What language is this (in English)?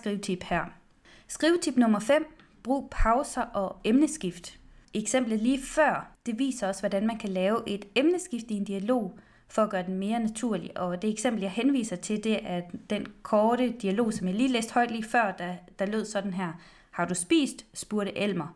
Danish